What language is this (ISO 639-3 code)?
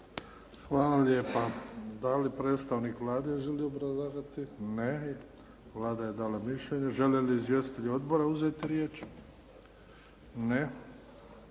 hrv